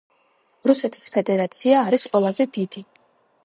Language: Georgian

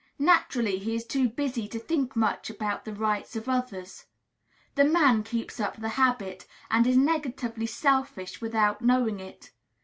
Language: English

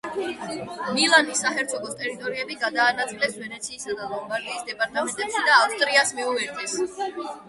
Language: Georgian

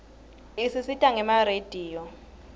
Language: Swati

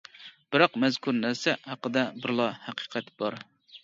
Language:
Uyghur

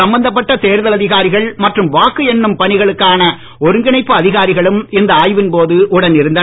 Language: Tamil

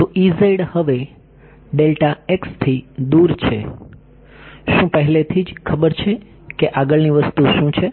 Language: Gujarati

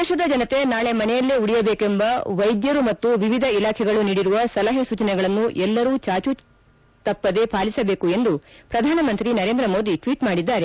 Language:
Kannada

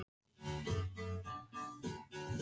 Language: Icelandic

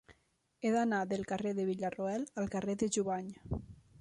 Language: Catalan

